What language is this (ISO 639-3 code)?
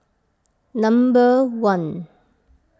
eng